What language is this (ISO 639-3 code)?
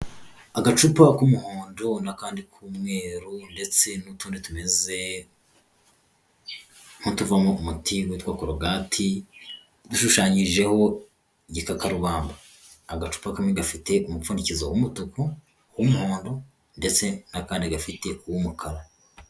kin